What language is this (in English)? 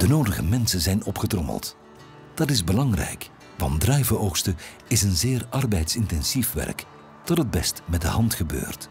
Dutch